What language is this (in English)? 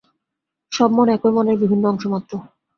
Bangla